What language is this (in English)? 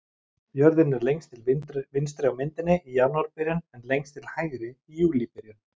Icelandic